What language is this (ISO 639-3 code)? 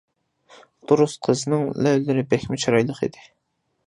uig